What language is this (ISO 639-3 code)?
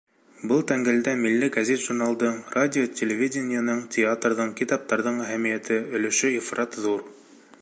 bak